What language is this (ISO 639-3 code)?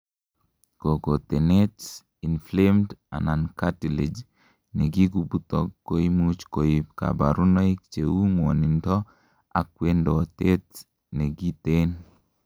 kln